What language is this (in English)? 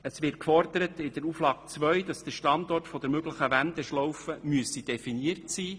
Swiss German